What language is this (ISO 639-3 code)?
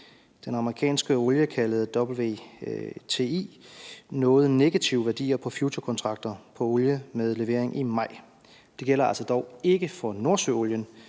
dan